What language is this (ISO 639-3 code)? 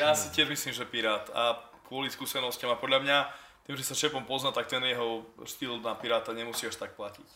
slk